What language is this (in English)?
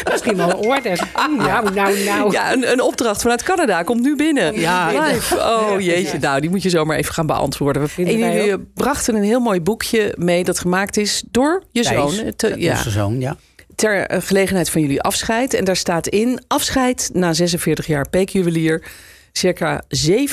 Dutch